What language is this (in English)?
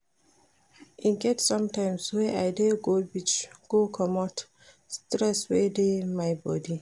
Nigerian Pidgin